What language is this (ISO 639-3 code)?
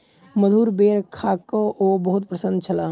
mai